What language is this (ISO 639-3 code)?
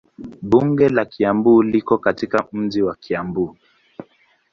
swa